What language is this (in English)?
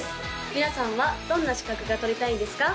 Japanese